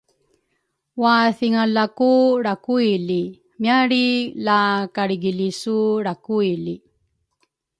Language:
Rukai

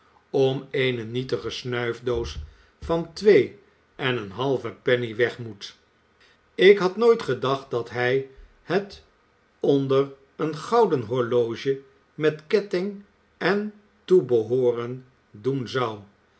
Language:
Dutch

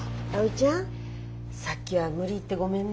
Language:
Japanese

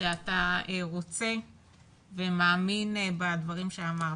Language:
Hebrew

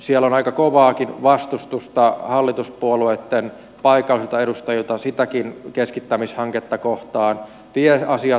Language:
Finnish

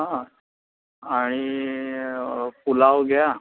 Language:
Marathi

